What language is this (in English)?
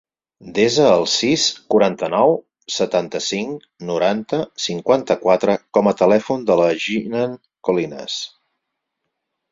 Catalan